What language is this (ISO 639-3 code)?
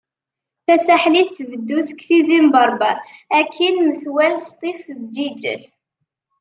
kab